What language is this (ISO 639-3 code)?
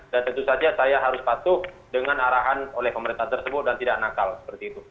ind